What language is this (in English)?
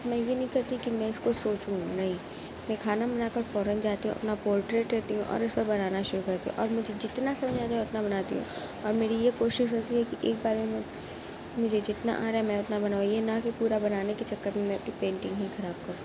Urdu